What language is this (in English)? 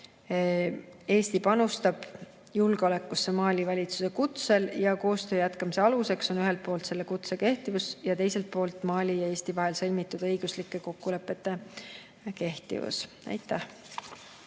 Estonian